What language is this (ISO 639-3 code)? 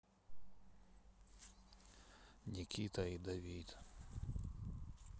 rus